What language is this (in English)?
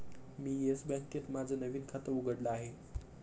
Marathi